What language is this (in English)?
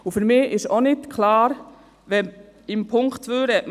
Swiss German